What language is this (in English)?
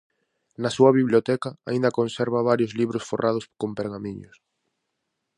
Galician